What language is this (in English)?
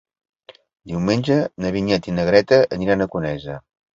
Catalan